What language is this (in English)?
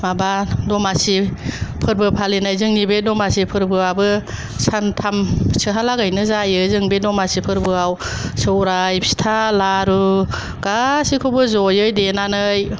Bodo